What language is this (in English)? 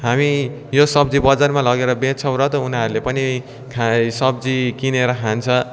Nepali